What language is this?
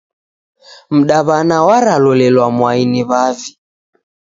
Taita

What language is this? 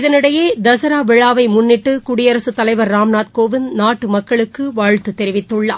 Tamil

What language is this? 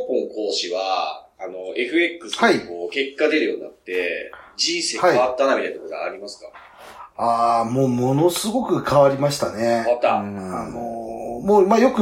Japanese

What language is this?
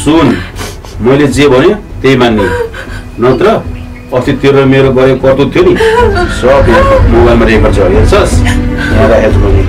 Korean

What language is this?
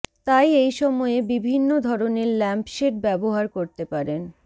Bangla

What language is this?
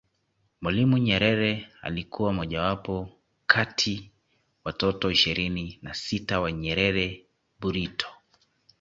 Swahili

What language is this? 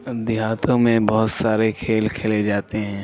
Urdu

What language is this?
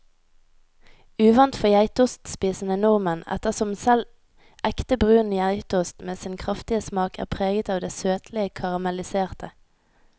Norwegian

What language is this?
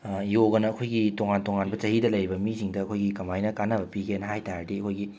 Manipuri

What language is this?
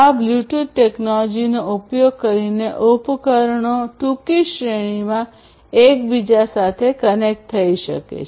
Gujarati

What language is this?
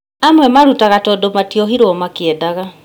Kikuyu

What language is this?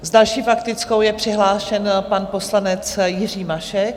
Czech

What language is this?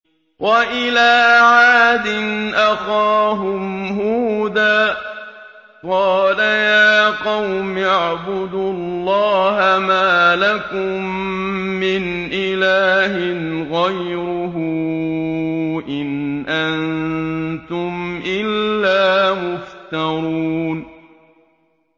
Arabic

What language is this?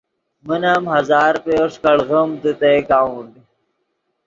Yidgha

